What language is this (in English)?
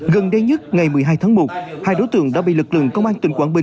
Vietnamese